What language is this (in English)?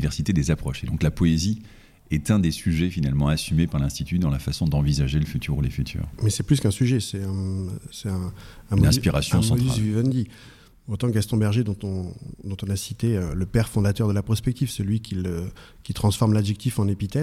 French